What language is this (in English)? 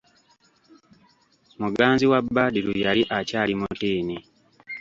Ganda